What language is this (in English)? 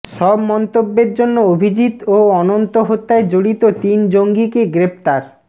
Bangla